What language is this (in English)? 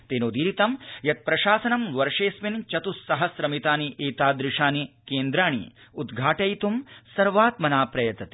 Sanskrit